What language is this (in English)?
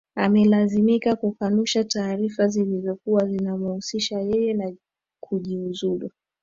Swahili